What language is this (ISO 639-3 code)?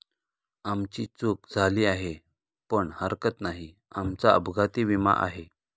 mar